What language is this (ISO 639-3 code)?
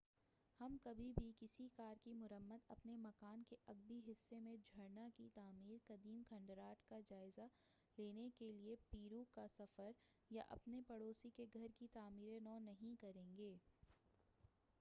urd